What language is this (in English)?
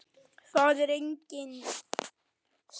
Icelandic